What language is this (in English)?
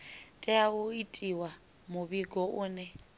Venda